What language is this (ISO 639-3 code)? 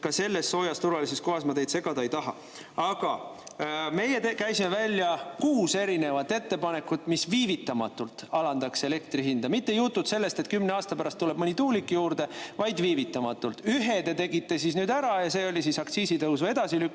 est